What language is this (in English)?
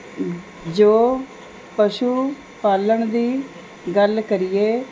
Punjabi